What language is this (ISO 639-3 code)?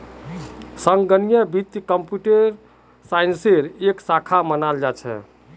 mag